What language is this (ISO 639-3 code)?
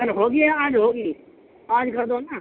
urd